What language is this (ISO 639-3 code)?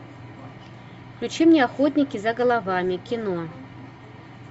rus